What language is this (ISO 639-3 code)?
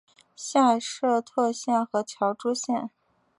zho